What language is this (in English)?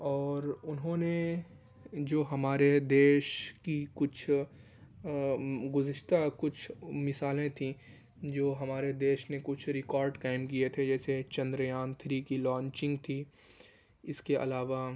Urdu